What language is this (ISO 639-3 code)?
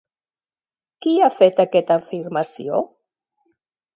cat